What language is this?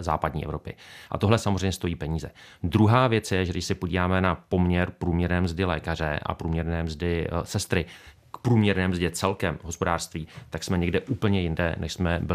Czech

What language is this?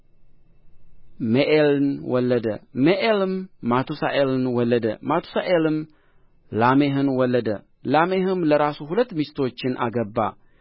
Amharic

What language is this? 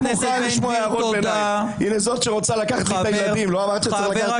Hebrew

